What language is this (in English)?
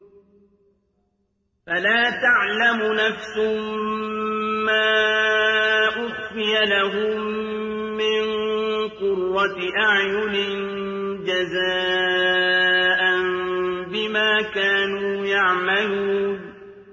Arabic